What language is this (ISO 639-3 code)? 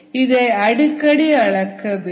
tam